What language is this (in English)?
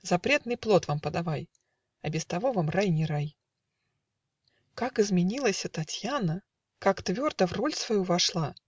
Russian